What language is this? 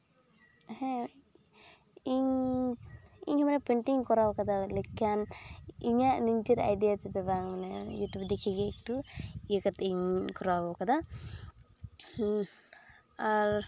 Santali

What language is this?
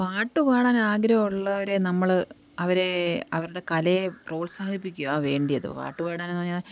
Malayalam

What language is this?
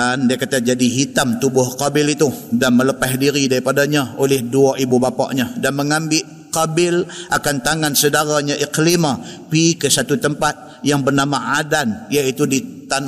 Malay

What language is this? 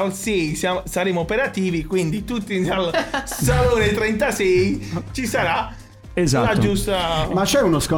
Italian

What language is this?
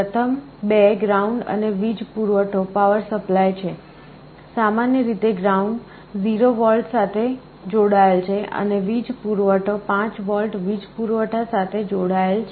Gujarati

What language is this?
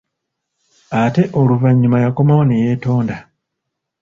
Ganda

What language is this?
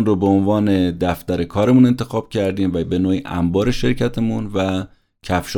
Persian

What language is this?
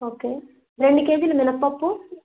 Telugu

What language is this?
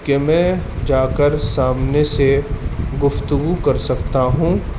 Urdu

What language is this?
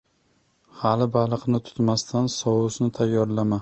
Uzbek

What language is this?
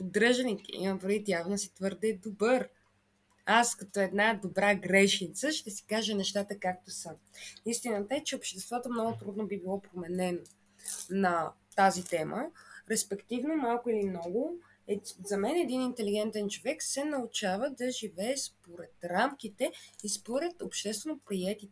Bulgarian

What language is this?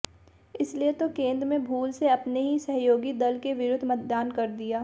Hindi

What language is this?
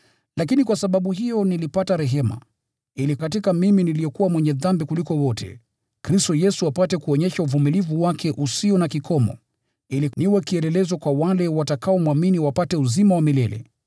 Swahili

